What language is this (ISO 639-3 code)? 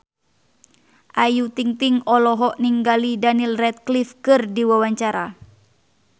sun